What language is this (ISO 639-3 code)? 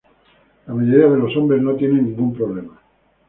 spa